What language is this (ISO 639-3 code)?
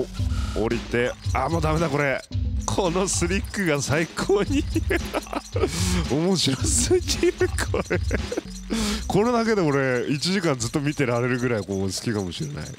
jpn